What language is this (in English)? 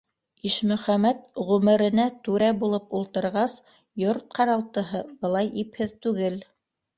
Bashkir